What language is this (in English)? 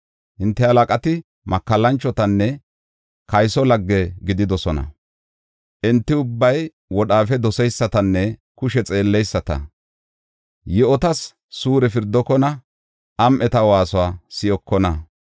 Gofa